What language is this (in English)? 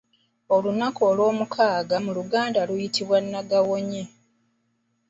Ganda